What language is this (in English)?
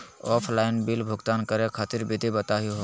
Magahi